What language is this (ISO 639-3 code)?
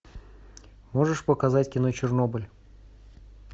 rus